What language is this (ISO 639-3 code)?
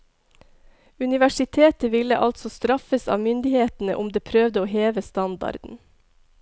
nor